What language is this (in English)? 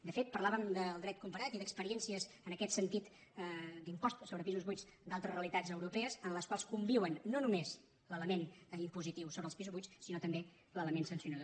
Catalan